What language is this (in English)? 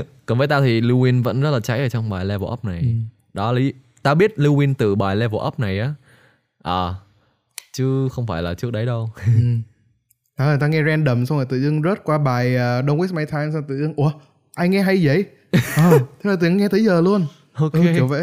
Vietnamese